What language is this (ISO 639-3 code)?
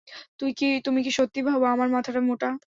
ben